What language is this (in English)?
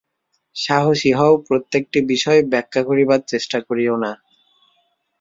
Bangla